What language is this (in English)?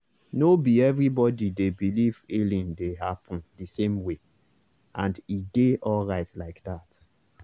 Nigerian Pidgin